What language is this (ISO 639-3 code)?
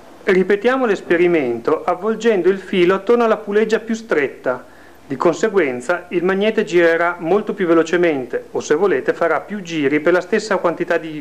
ita